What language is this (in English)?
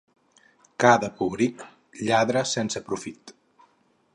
Catalan